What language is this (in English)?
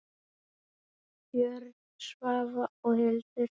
Icelandic